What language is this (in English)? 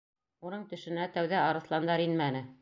Bashkir